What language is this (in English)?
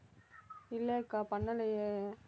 Tamil